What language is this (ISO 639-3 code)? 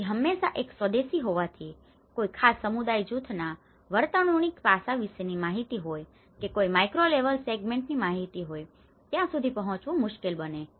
guj